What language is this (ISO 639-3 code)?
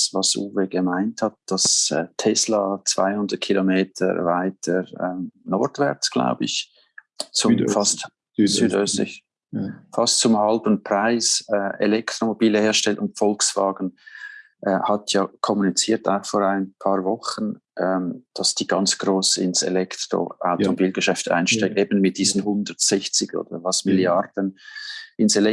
deu